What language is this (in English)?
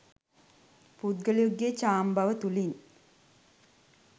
Sinhala